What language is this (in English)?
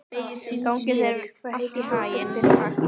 Icelandic